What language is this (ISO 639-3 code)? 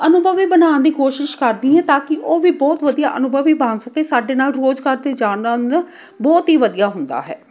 pan